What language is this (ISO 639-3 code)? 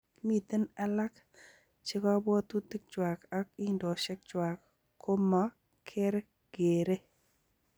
kln